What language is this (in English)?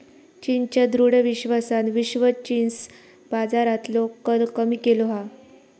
Marathi